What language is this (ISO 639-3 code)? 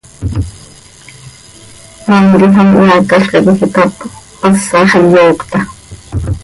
sei